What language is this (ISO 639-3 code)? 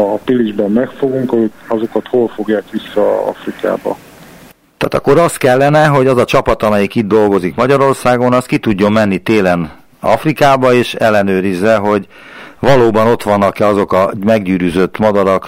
hun